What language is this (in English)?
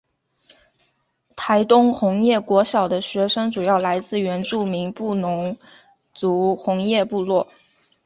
Chinese